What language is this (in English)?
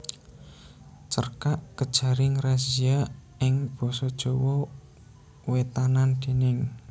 Javanese